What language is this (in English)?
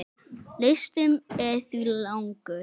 Icelandic